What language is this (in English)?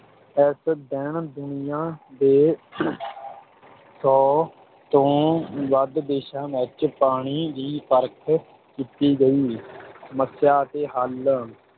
Punjabi